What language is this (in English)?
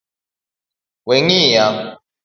Luo (Kenya and Tanzania)